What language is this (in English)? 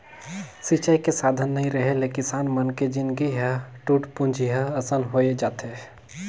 Chhattisgarhi